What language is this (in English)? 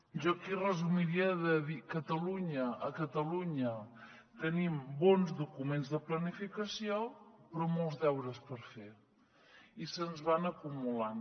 Catalan